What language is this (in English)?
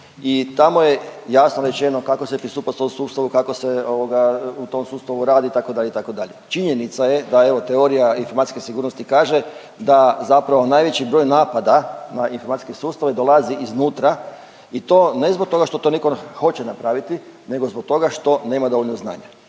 Croatian